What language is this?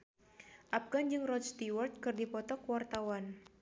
Sundanese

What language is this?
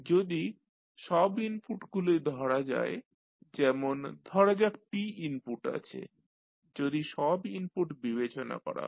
Bangla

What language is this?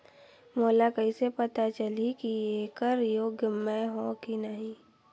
Chhattisgarhi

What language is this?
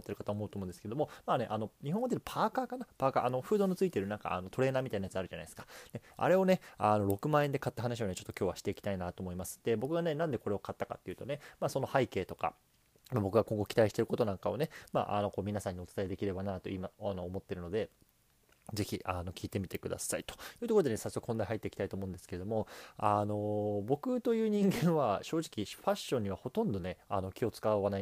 Japanese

